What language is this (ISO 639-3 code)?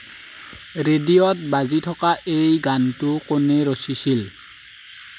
asm